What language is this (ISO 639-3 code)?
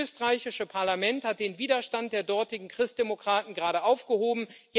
deu